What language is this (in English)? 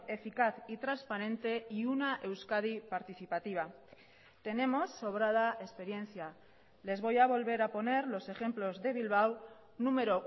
Spanish